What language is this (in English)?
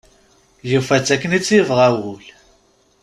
Kabyle